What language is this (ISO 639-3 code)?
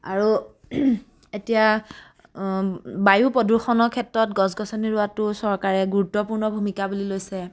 asm